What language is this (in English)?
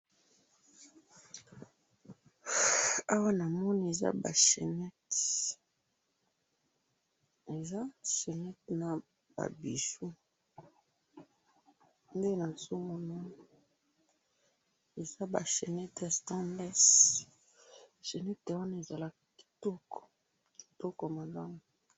Lingala